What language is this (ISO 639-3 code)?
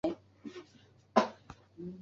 zho